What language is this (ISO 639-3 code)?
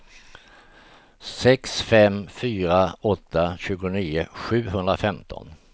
swe